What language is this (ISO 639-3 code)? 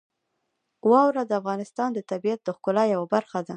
pus